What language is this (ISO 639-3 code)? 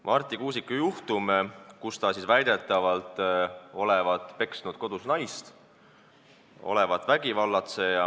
est